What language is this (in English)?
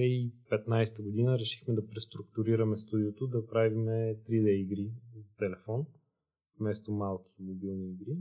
Bulgarian